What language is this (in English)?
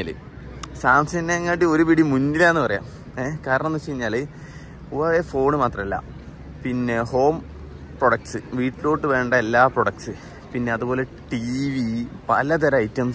Malayalam